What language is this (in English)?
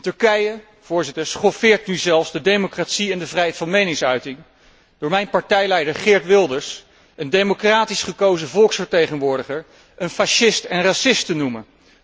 Dutch